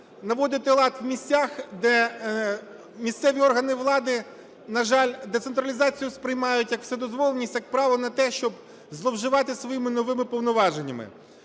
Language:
Ukrainian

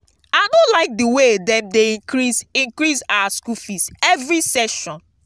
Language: Nigerian Pidgin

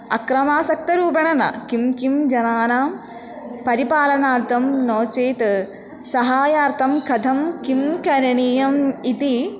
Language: Sanskrit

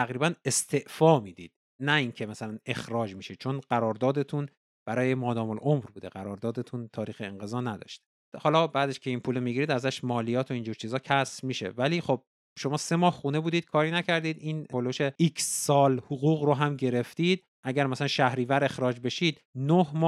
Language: Persian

